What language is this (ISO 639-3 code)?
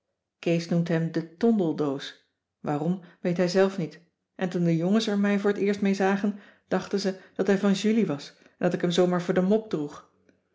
nld